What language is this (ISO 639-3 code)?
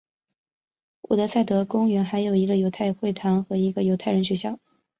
zho